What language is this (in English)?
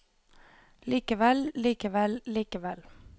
Norwegian